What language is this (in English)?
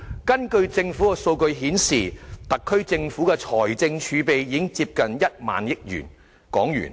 Cantonese